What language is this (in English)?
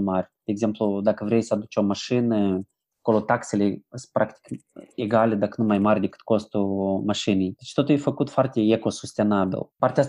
Romanian